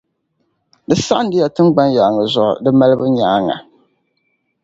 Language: Dagbani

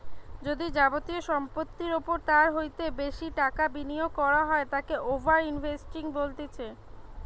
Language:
Bangla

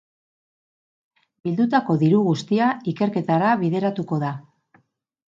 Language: Basque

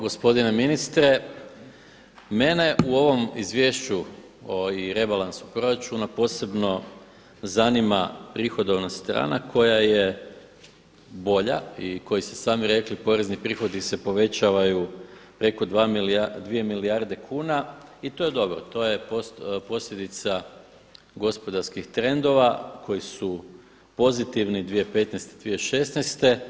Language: Croatian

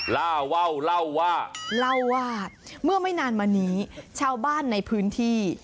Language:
Thai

